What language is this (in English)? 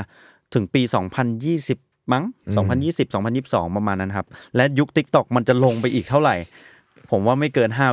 Thai